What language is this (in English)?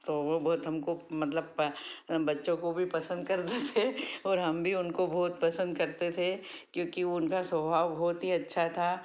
Hindi